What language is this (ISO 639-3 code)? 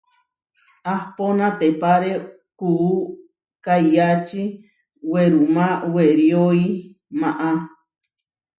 var